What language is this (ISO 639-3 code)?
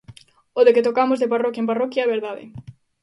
glg